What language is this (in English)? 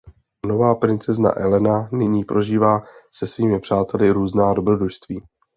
Czech